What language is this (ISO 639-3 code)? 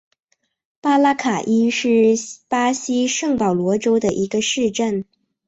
zho